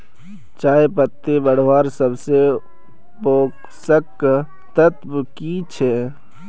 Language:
Magahi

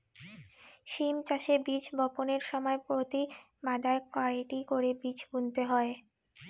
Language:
Bangla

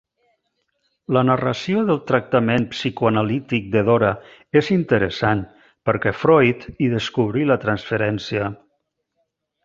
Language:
Catalan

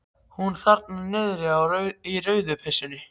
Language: Icelandic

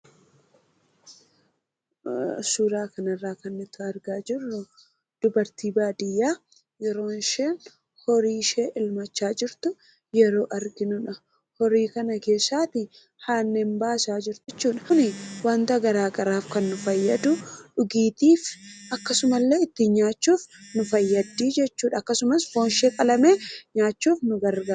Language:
Oromo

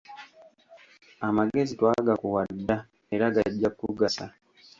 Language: Ganda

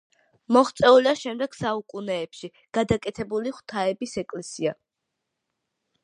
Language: Georgian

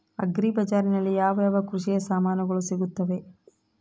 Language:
Kannada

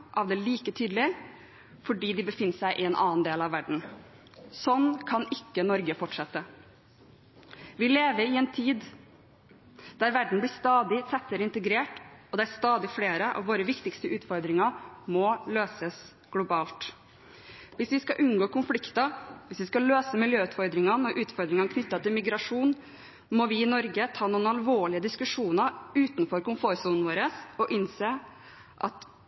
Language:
Norwegian Bokmål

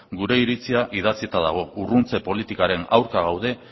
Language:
Basque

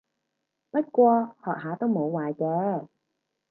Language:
Cantonese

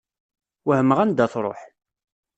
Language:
Kabyle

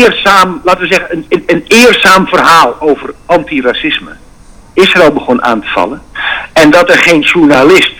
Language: Dutch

